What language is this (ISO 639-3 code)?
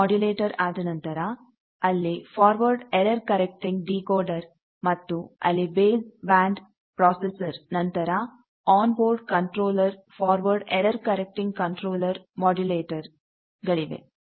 kan